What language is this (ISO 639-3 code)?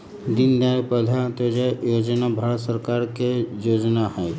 mag